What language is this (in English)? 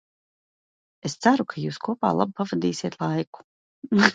Latvian